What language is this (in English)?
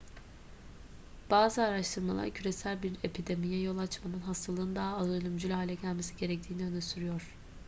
Turkish